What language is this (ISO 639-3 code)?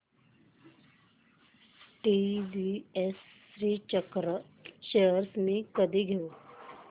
mar